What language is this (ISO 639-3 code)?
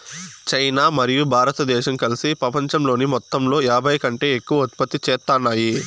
tel